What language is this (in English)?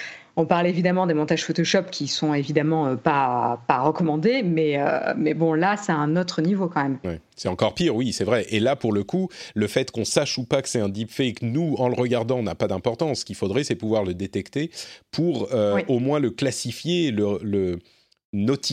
French